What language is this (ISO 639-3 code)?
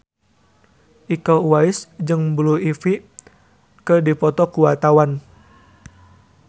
sun